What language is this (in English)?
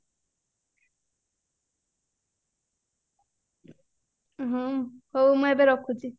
Odia